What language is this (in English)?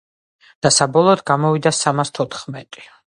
Georgian